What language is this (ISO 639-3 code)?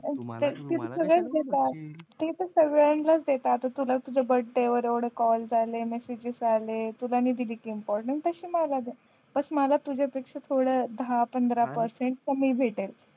mar